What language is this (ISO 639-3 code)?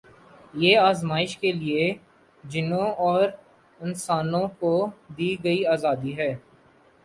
urd